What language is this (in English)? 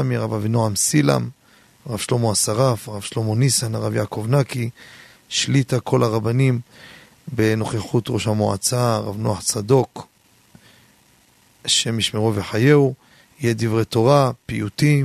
Hebrew